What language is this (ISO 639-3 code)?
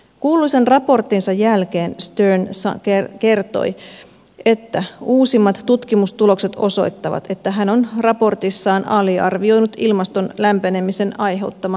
fin